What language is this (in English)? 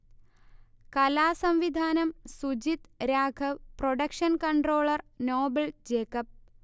Malayalam